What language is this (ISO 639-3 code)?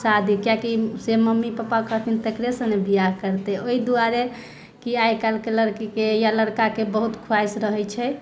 mai